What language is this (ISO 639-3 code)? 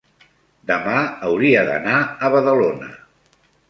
cat